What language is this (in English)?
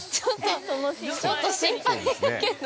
Japanese